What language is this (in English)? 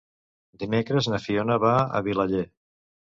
Catalan